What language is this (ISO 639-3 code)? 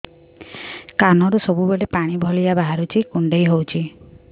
ori